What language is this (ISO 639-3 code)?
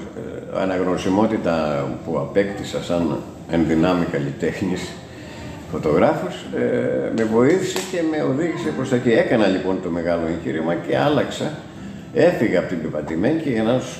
ell